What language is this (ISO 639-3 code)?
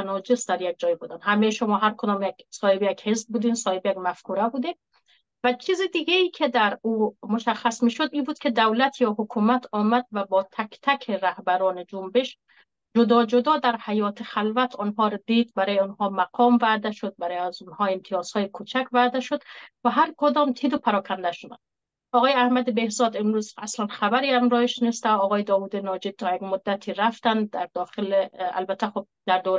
fas